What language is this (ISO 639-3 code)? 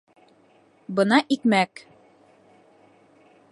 bak